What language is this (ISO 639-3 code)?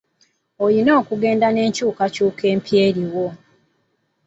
lug